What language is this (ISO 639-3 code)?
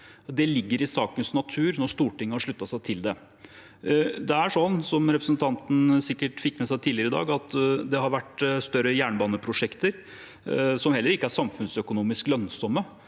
nor